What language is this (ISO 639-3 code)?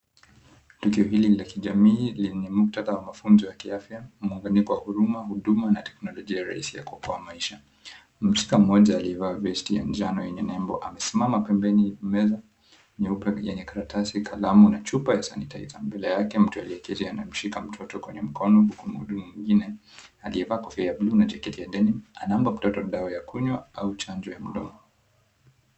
swa